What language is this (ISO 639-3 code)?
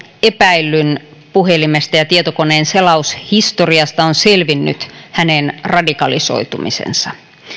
fin